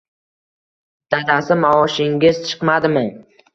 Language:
Uzbek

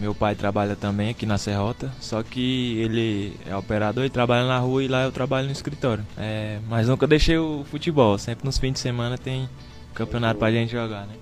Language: Portuguese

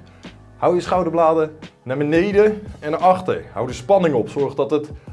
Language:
Dutch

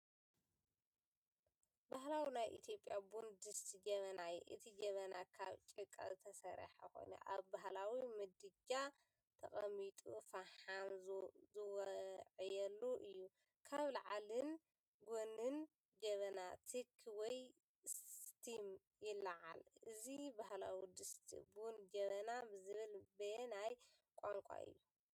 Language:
Tigrinya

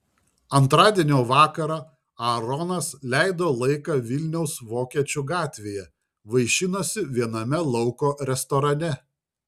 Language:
Lithuanian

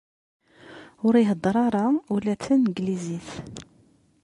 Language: Kabyle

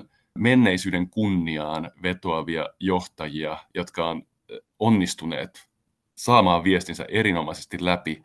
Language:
Finnish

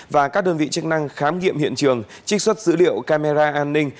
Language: Vietnamese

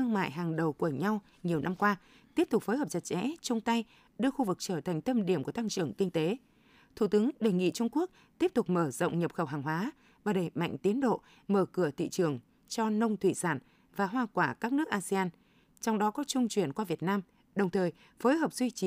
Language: Vietnamese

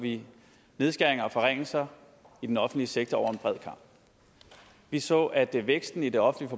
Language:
Danish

